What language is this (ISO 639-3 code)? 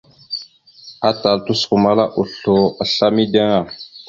mxu